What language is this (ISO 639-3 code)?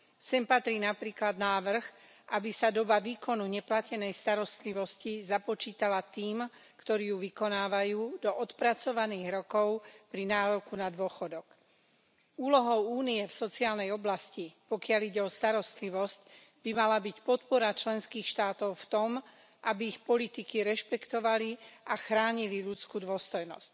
slk